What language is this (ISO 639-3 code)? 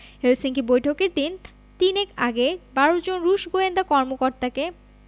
ben